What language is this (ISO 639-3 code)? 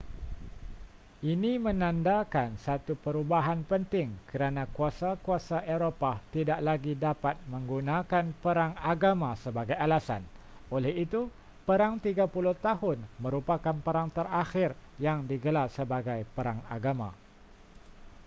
msa